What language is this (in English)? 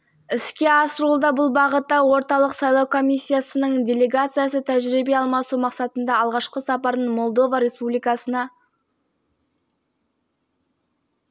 Kazakh